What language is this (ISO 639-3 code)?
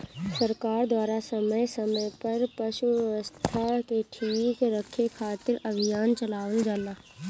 bho